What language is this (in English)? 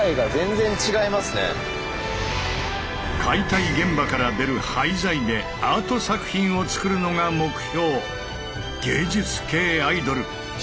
Japanese